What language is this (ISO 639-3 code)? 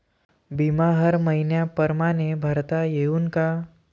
mar